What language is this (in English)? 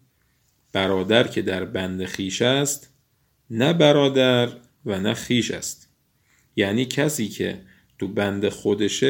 Persian